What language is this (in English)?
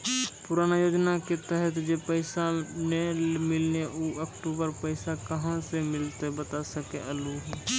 Maithili